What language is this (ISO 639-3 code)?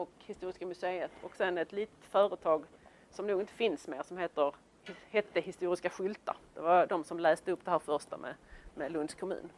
swe